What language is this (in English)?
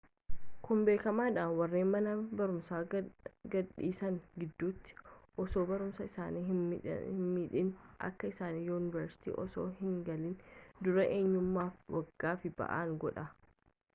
Oromo